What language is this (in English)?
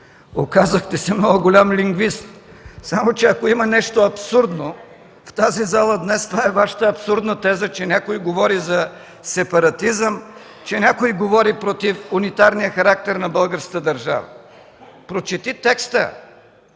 Bulgarian